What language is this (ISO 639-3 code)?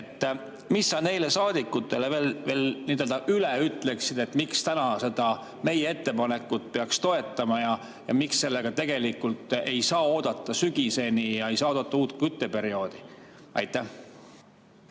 est